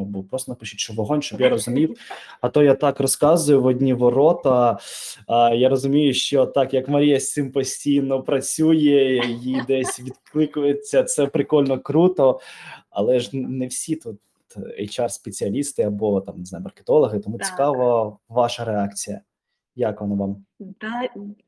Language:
Ukrainian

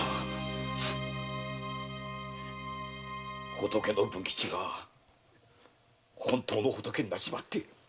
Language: Japanese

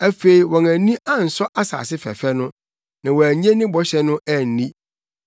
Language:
Akan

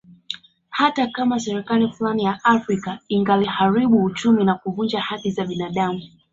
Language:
Swahili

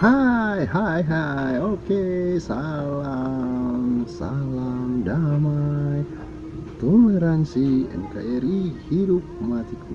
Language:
Indonesian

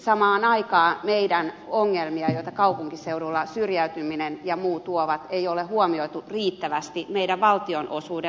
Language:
Finnish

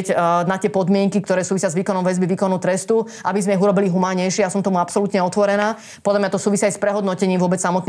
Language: Slovak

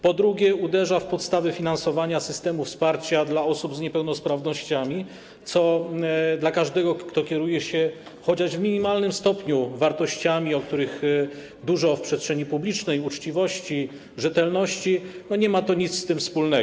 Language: Polish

